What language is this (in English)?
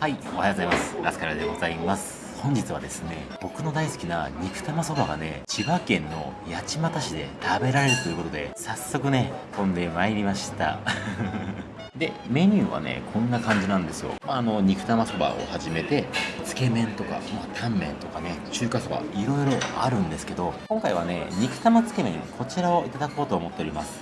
Japanese